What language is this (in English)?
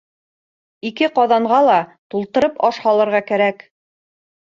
Bashkir